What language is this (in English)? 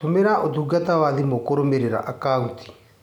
Kikuyu